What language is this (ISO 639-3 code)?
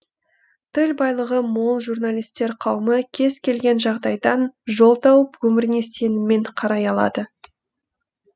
kaz